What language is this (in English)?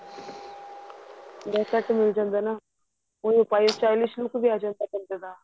Punjabi